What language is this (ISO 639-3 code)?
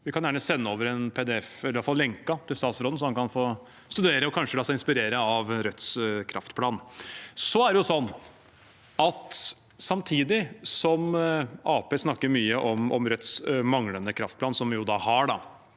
nor